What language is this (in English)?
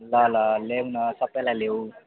Nepali